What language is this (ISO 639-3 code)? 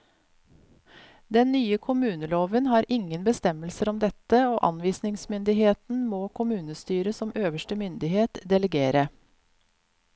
nor